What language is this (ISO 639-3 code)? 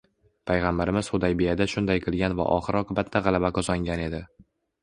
uzb